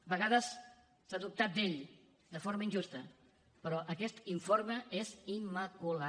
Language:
Catalan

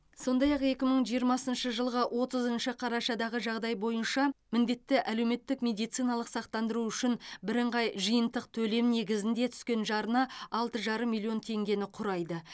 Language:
Kazakh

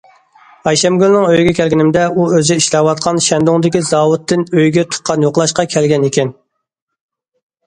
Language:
Uyghur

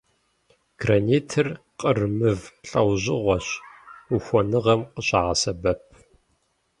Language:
Kabardian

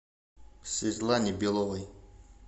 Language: Russian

